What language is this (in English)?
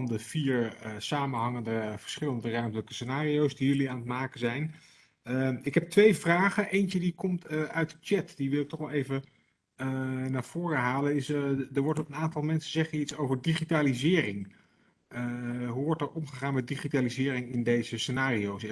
Dutch